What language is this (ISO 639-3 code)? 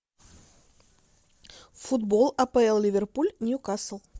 rus